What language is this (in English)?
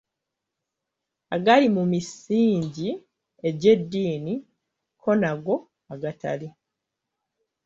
Ganda